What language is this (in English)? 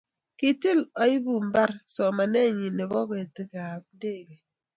Kalenjin